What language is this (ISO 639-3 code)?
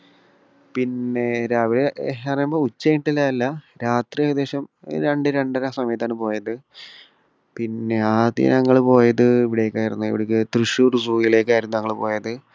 mal